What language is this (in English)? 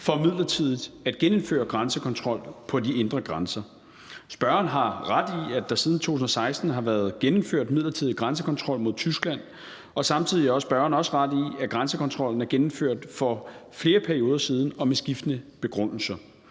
Danish